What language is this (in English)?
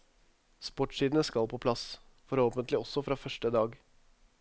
Norwegian